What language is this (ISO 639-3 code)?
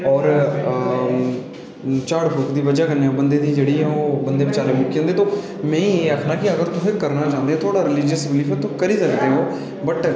doi